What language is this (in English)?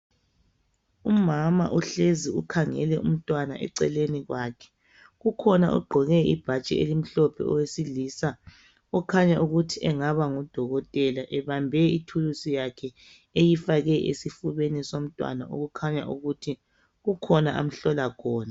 North Ndebele